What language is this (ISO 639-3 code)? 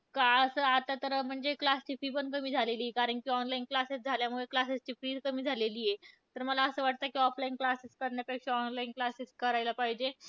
mar